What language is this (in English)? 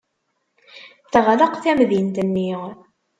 Kabyle